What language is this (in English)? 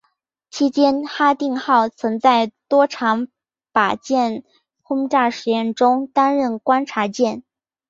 Chinese